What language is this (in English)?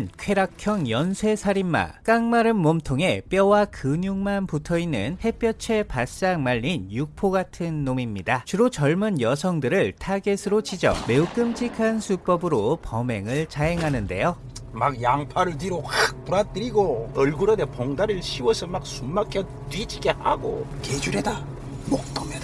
Korean